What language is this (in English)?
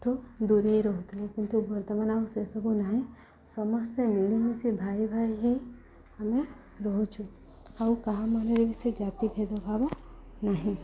Odia